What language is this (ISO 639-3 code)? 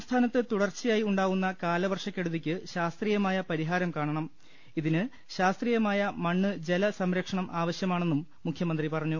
mal